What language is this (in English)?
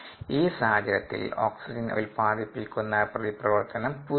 Malayalam